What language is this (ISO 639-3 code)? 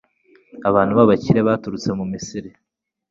kin